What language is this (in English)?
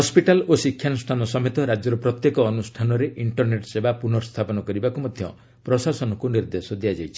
Odia